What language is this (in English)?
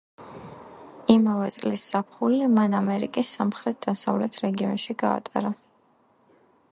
Georgian